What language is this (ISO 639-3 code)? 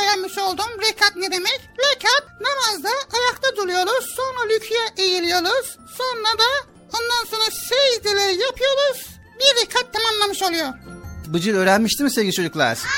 tur